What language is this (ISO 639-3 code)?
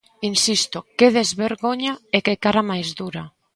glg